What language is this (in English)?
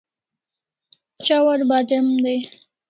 Kalasha